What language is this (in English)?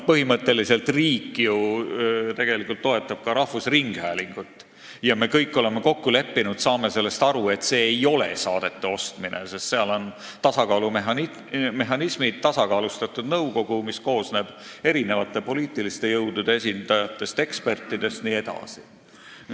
Estonian